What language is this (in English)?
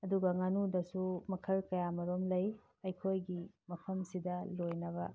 Manipuri